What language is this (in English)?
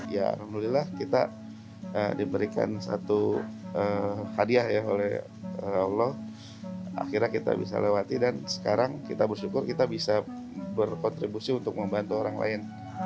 Indonesian